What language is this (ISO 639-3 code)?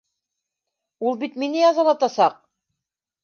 bak